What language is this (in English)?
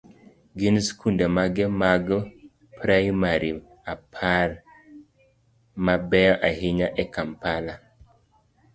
Luo (Kenya and Tanzania)